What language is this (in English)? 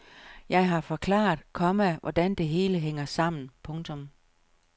Danish